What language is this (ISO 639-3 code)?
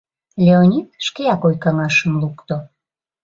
chm